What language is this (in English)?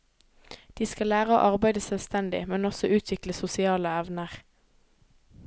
Norwegian